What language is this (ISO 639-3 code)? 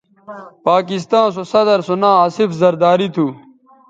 btv